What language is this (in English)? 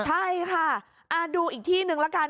Thai